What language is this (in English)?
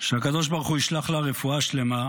Hebrew